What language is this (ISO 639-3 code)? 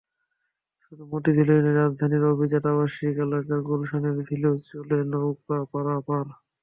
ben